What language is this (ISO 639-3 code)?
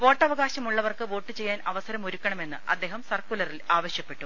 mal